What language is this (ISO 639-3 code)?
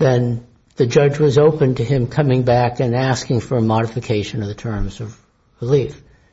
eng